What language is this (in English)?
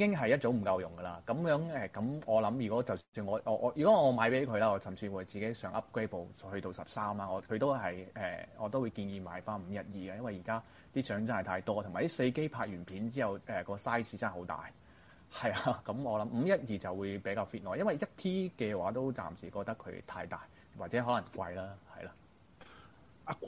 Chinese